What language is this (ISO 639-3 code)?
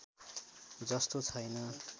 nep